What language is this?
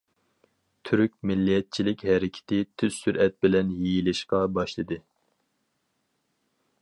Uyghur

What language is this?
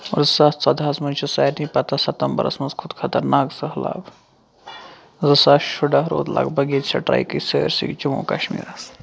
Kashmiri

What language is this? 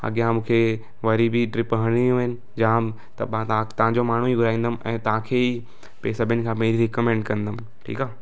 Sindhi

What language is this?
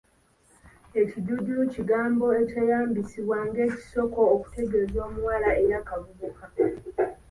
Ganda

